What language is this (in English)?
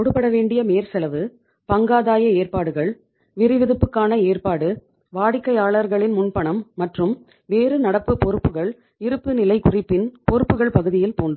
Tamil